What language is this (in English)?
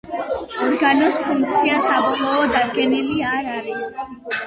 Georgian